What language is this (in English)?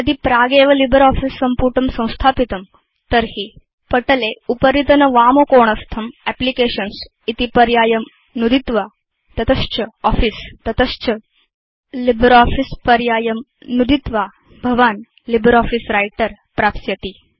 Sanskrit